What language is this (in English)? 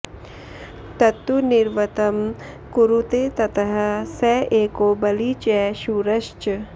Sanskrit